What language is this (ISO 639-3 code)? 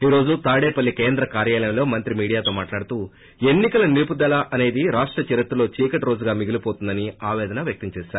tel